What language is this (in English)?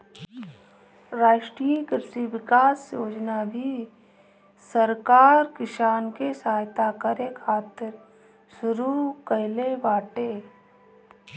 Bhojpuri